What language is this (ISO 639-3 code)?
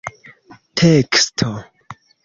epo